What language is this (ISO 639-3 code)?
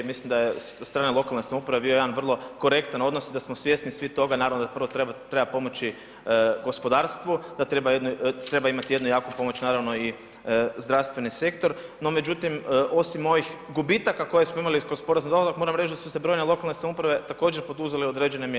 hrv